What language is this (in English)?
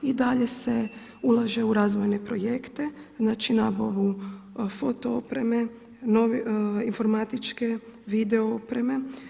Croatian